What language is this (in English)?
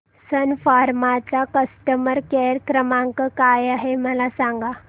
Marathi